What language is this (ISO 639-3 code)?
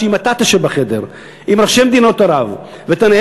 heb